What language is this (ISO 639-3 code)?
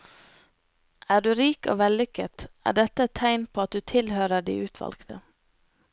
nor